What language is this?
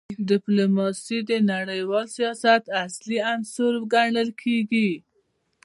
Pashto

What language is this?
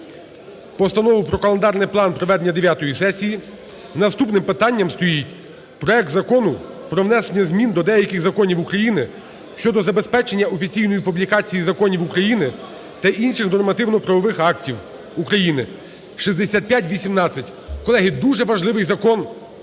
Ukrainian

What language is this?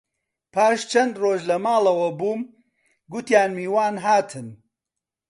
Central Kurdish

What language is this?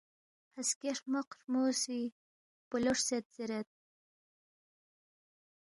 Balti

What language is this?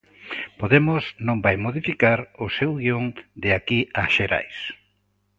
Galician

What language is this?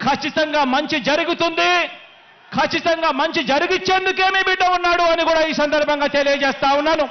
Telugu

